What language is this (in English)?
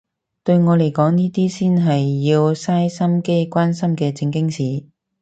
Cantonese